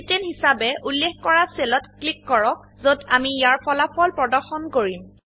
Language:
Assamese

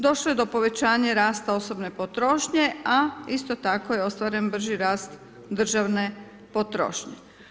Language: Croatian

